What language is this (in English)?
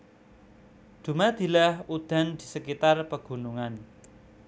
Javanese